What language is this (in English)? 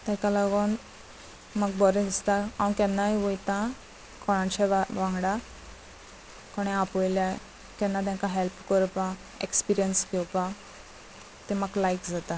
Konkani